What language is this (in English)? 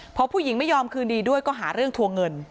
Thai